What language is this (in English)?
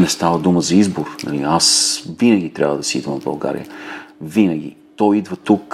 Bulgarian